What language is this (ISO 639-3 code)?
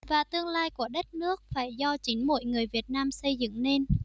vie